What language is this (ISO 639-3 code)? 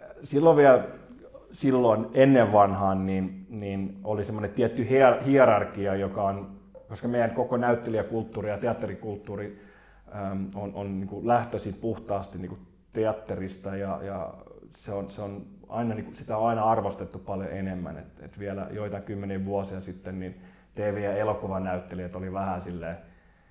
fin